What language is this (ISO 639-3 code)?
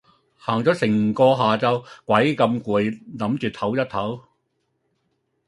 yue